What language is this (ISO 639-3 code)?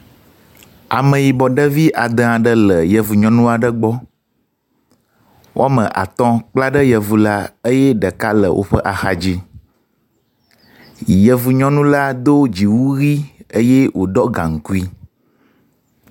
ewe